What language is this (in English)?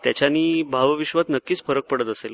Marathi